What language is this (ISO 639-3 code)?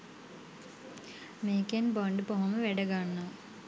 sin